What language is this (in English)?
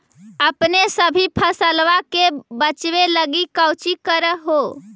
Magahi